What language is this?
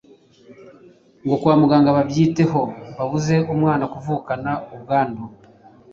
Kinyarwanda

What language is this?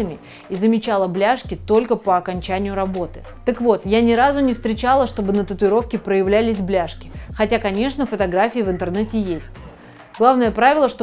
Russian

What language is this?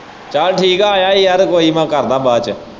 Punjabi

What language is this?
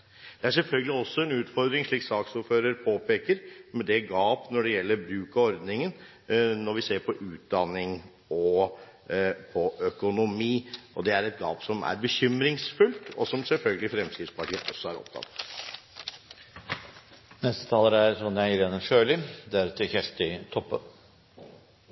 Norwegian Bokmål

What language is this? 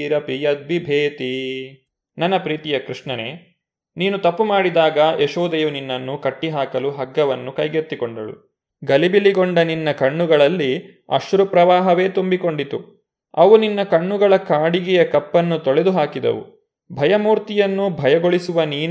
Kannada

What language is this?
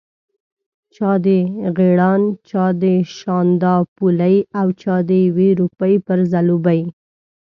Pashto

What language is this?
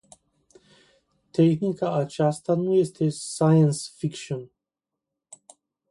Romanian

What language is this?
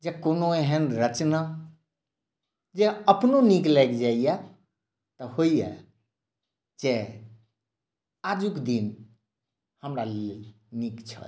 Maithili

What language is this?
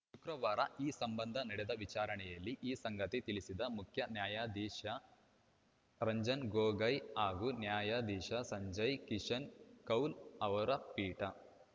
Kannada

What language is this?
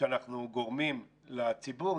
Hebrew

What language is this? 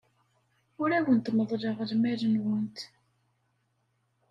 Kabyle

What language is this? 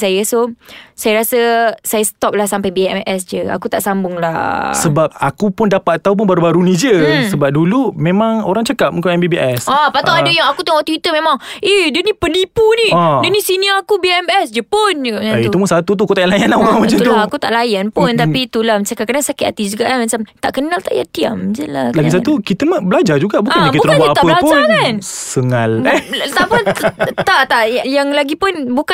Malay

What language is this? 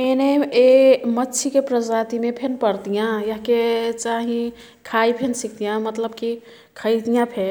Kathoriya Tharu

